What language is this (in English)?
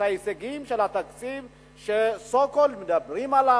Hebrew